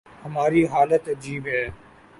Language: Urdu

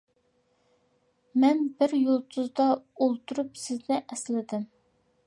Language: Uyghur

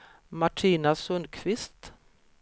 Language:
Swedish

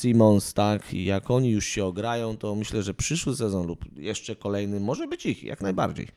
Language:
Polish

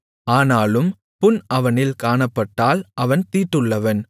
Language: Tamil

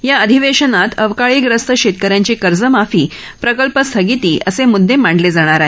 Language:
Marathi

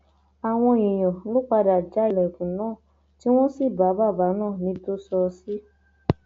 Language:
Yoruba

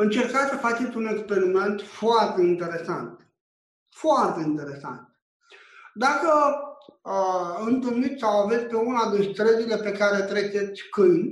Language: Romanian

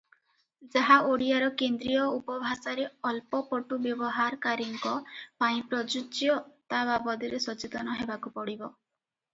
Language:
Odia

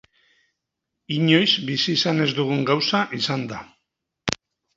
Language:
Basque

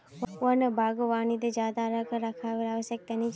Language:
Magahi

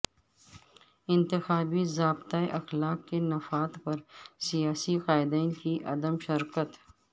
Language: Urdu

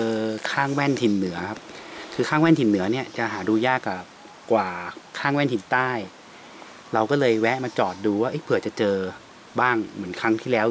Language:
Thai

